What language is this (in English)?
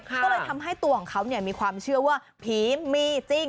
Thai